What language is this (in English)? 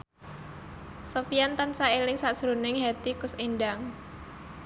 Javanese